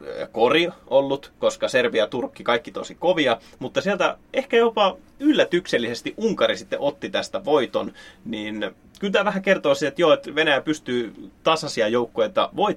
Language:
Finnish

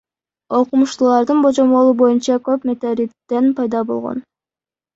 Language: Kyrgyz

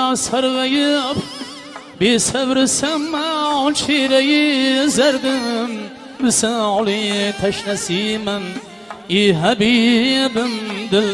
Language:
Uzbek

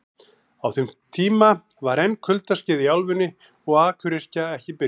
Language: Icelandic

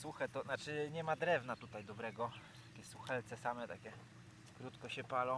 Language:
Polish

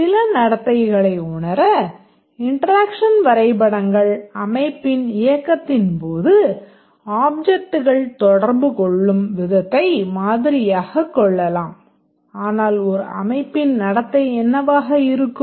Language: Tamil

